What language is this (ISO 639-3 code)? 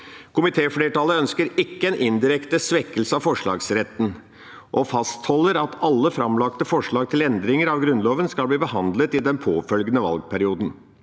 nor